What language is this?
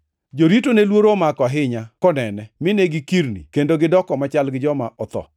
Luo (Kenya and Tanzania)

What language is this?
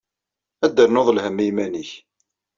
Kabyle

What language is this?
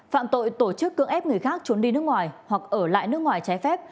Vietnamese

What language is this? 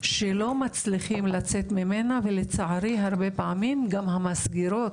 Hebrew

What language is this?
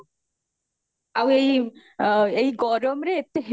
Odia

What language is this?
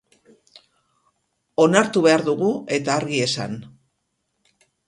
Basque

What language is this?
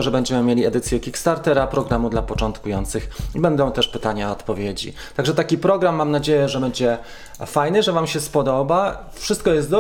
Polish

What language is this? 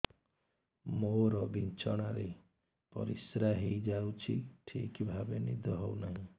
Odia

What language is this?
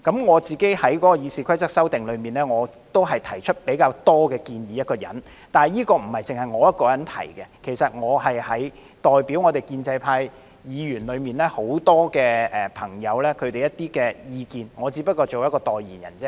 Cantonese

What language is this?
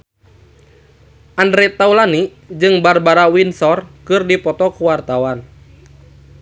Sundanese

